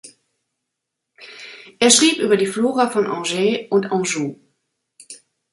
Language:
German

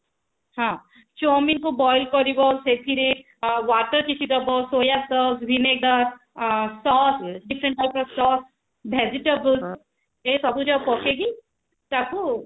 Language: Odia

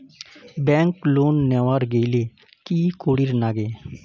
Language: Bangla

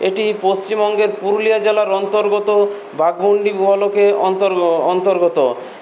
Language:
Bangla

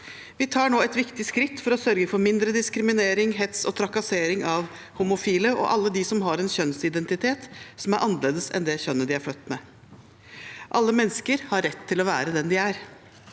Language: Norwegian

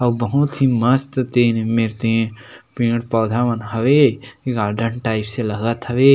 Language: Chhattisgarhi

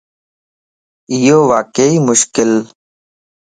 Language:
Lasi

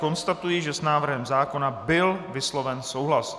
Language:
Czech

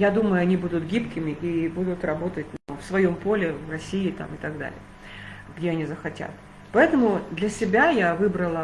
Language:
Russian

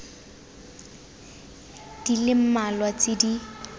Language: Tswana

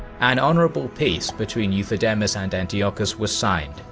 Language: English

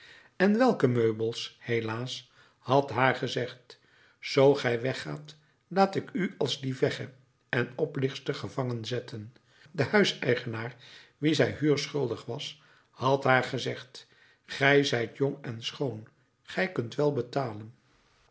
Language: Dutch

